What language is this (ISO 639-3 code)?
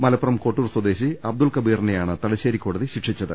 mal